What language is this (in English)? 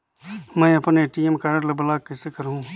Chhattisgarhi